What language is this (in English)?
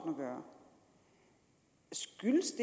Danish